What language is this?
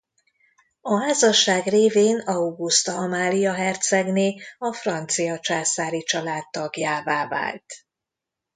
Hungarian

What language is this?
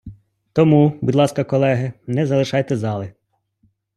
Ukrainian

